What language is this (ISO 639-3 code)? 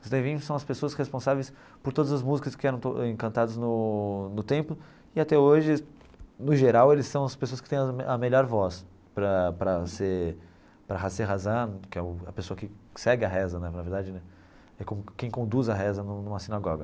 por